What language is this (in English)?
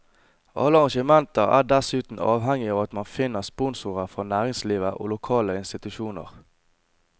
Norwegian